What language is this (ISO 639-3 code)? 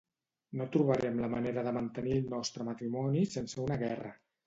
cat